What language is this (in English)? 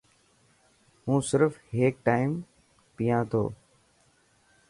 Dhatki